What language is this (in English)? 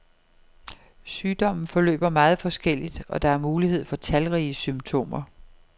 Danish